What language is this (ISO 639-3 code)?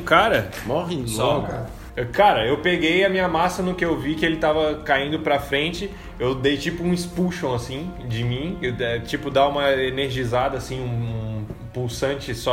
por